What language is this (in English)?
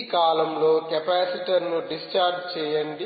Telugu